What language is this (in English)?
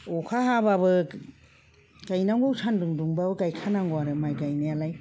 Bodo